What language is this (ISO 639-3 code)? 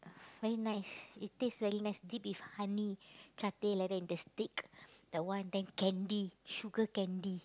eng